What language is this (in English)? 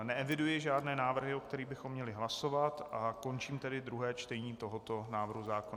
Czech